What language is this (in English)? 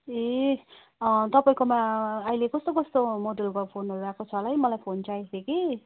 Nepali